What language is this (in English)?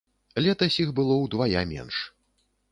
Belarusian